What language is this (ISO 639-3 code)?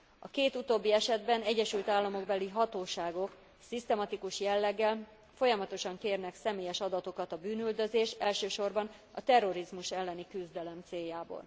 hun